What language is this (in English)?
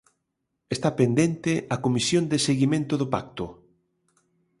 Galician